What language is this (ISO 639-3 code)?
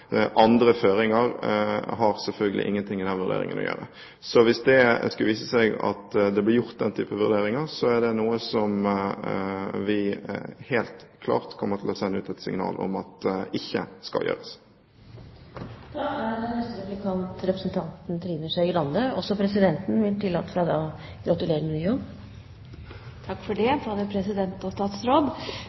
nor